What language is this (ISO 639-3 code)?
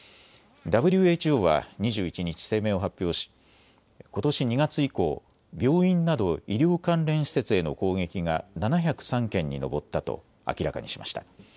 jpn